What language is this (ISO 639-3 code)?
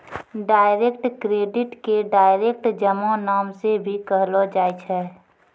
mai